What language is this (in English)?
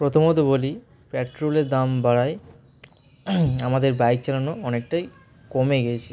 Bangla